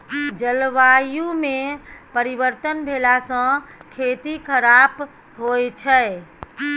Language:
Maithili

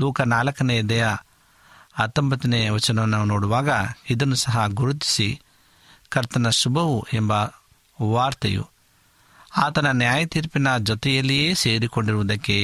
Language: Kannada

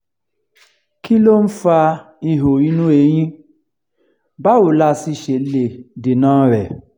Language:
Yoruba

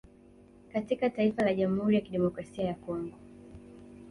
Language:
Swahili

